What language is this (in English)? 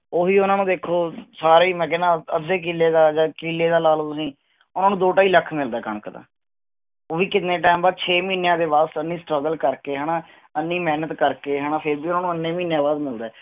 Punjabi